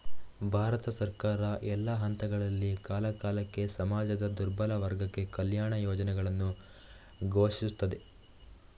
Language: Kannada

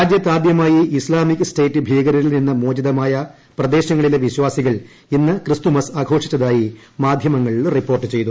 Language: Malayalam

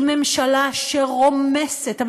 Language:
Hebrew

